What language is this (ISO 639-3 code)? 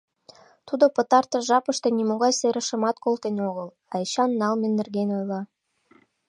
chm